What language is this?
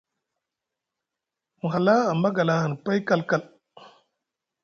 Musgu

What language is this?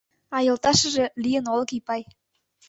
Mari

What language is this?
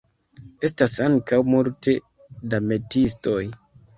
Esperanto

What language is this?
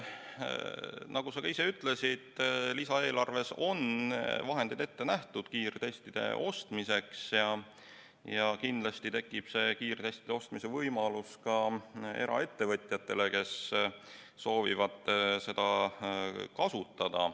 Estonian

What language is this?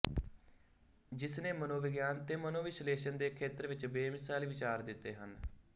Punjabi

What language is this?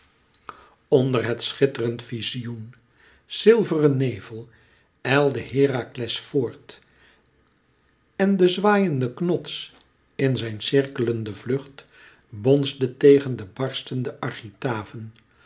Dutch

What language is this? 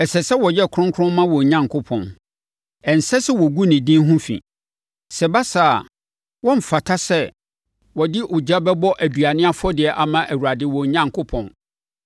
Akan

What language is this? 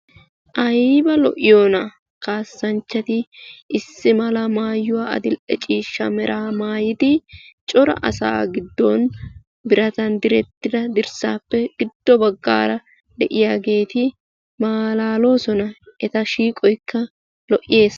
Wolaytta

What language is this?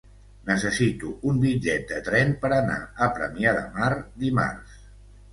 Catalan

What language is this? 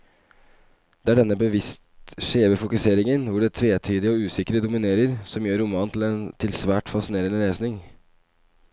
Norwegian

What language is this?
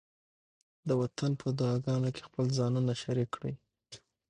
Pashto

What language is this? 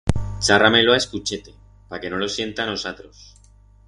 Aragonese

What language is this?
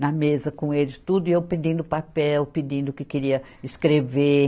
Portuguese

